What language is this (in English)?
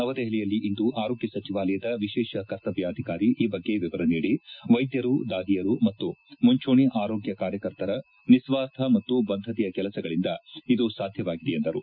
Kannada